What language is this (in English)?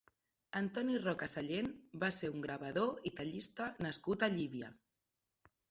Catalan